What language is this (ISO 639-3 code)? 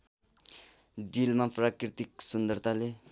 nep